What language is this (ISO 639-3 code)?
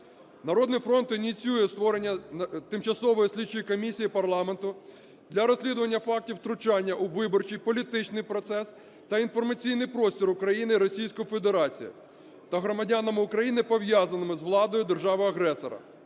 ukr